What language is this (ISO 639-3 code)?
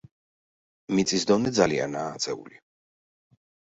kat